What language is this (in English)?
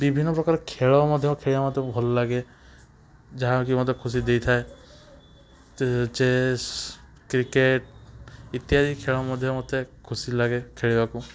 Odia